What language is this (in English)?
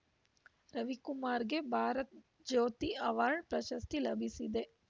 Kannada